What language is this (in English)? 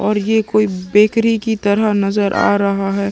Hindi